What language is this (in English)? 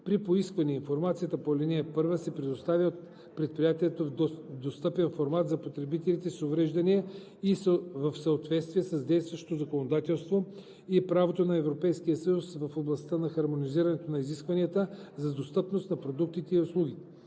Bulgarian